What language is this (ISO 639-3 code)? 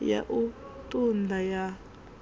ven